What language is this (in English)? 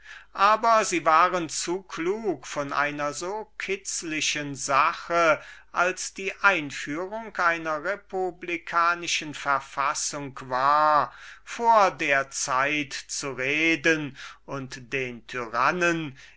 German